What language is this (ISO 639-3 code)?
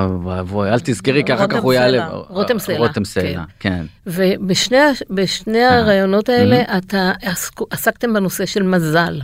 heb